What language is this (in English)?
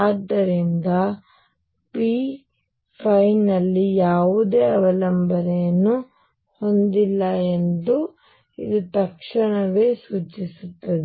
Kannada